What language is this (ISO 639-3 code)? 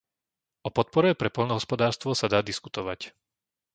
slk